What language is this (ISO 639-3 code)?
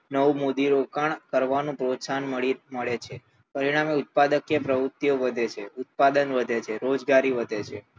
guj